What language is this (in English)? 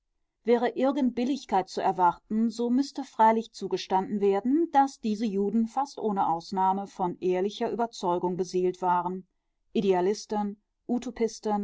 German